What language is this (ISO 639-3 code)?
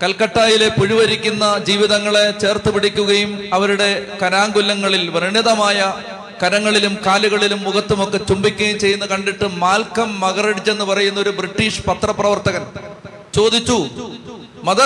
mal